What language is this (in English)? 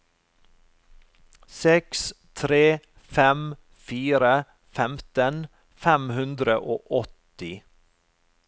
Norwegian